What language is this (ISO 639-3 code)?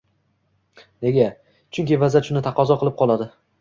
uzb